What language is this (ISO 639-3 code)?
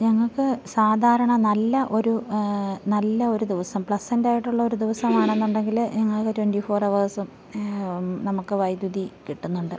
mal